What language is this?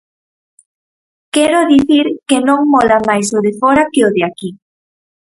Galician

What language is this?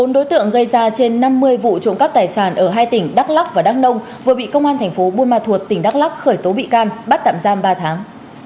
Vietnamese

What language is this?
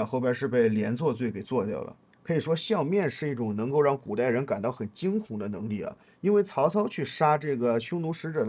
Chinese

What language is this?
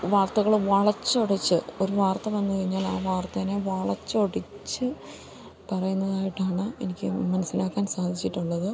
Malayalam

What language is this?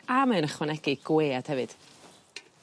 Welsh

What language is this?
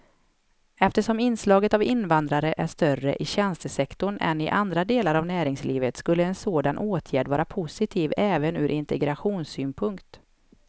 Swedish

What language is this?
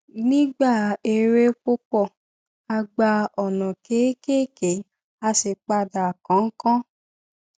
Yoruba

